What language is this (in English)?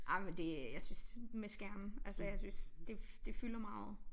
Danish